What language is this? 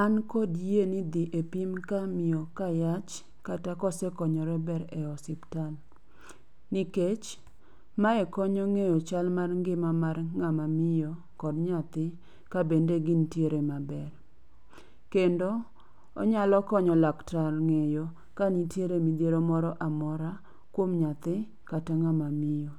Luo (Kenya and Tanzania)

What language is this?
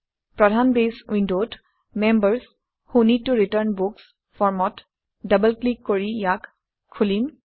Assamese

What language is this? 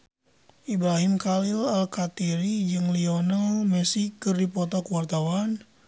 Sundanese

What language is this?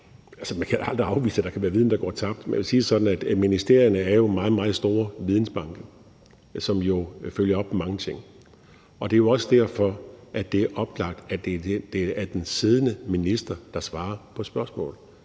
Danish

